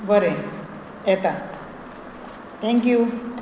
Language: Konkani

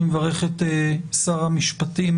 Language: Hebrew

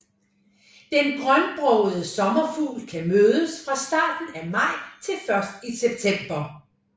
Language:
Danish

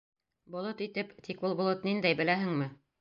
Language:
Bashkir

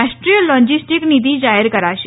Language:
Gujarati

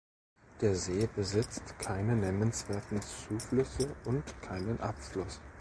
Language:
German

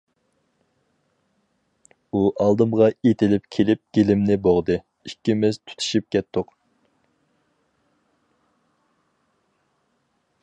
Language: Uyghur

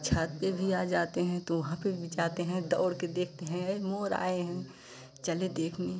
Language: Hindi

